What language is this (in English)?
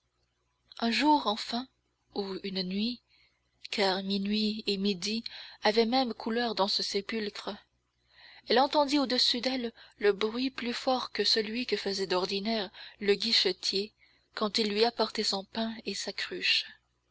French